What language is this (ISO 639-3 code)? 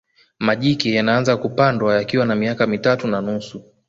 swa